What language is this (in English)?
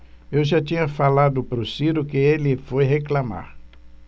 Portuguese